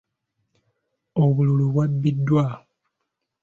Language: Ganda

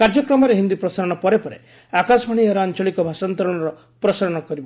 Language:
Odia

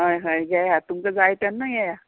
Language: Konkani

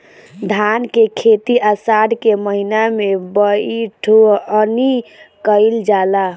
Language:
Bhojpuri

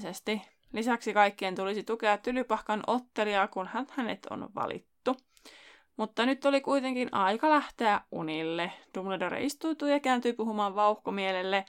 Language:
Finnish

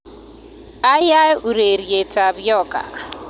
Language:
Kalenjin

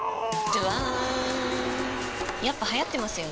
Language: Japanese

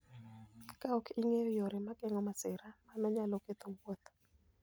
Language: Luo (Kenya and Tanzania)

